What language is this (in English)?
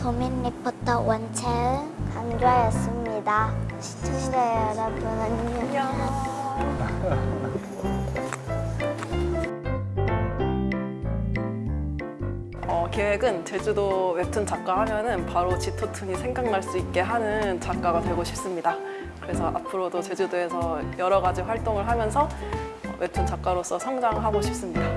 Korean